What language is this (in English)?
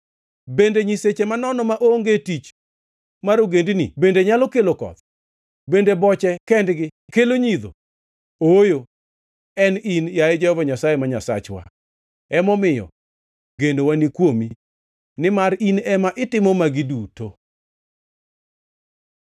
Luo (Kenya and Tanzania)